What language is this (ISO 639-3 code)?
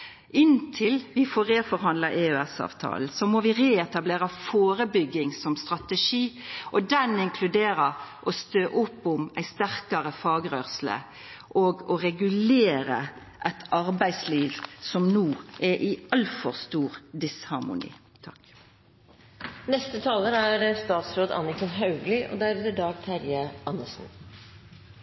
nno